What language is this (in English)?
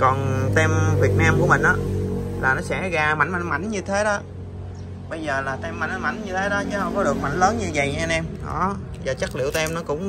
Vietnamese